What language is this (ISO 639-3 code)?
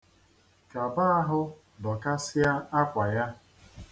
ibo